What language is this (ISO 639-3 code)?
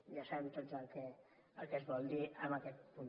cat